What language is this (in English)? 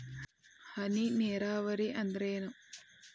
Kannada